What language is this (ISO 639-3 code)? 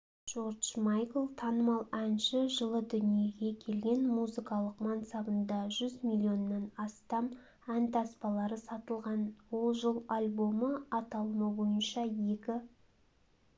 kaz